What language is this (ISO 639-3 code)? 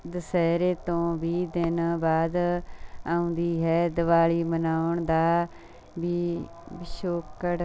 pan